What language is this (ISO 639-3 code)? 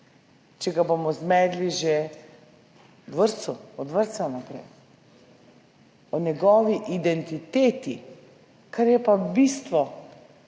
slv